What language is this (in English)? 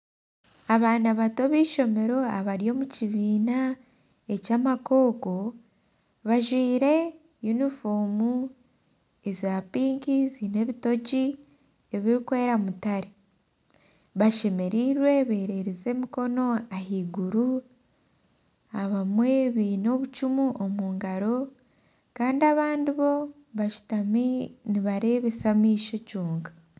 Nyankole